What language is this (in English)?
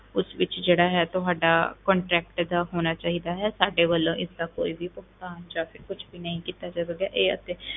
Punjabi